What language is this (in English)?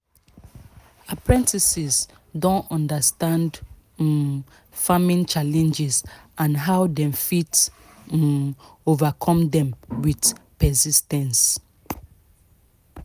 Nigerian Pidgin